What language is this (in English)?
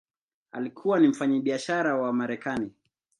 Swahili